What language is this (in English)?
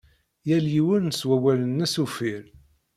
Kabyle